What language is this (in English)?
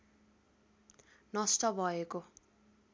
Nepali